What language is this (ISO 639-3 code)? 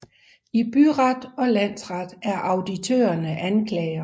dan